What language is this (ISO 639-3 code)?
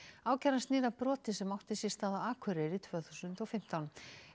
isl